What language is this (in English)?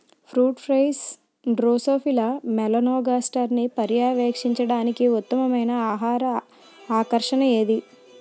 Telugu